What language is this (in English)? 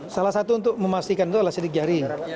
Indonesian